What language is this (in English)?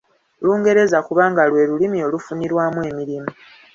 Ganda